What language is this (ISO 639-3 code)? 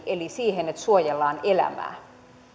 fin